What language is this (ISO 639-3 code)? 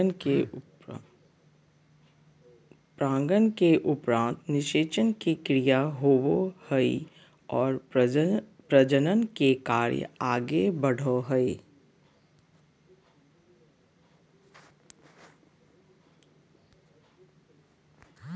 mag